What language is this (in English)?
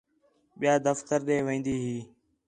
Khetrani